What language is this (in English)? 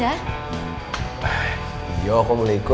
Indonesian